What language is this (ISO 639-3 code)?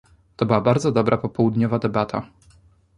pol